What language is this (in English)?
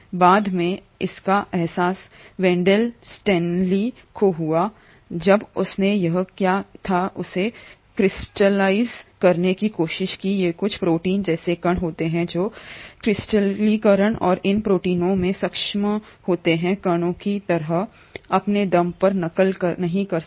Hindi